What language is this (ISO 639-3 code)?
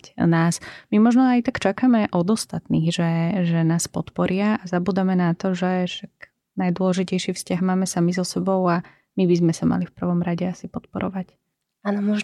slk